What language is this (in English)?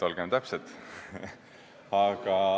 Estonian